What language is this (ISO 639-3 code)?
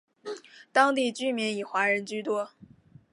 zho